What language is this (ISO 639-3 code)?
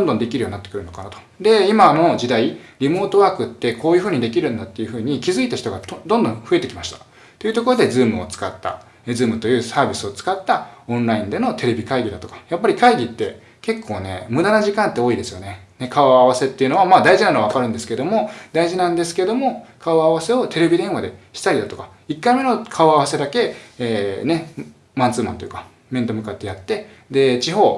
jpn